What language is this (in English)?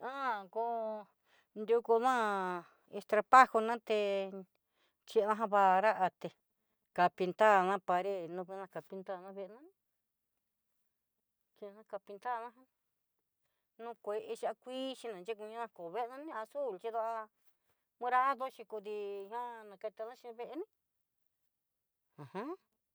Southeastern Nochixtlán Mixtec